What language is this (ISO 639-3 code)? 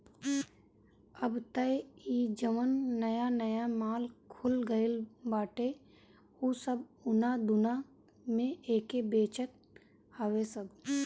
bho